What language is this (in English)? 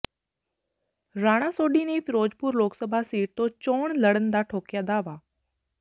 Punjabi